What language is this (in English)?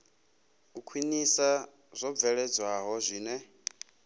Venda